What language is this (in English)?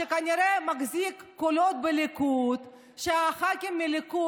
Hebrew